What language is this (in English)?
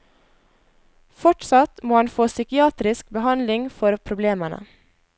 Norwegian